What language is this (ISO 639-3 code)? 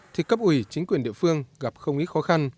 vie